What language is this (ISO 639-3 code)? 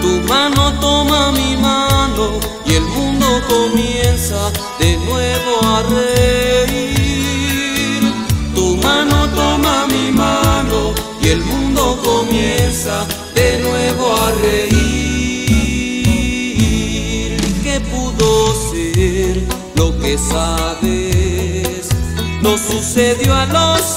ron